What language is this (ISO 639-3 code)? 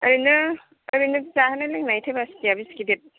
brx